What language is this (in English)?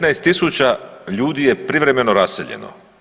Croatian